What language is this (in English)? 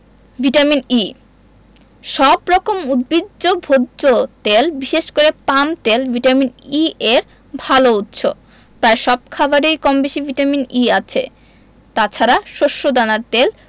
Bangla